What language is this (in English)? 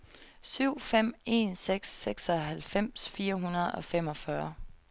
Danish